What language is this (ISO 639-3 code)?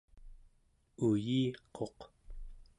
esu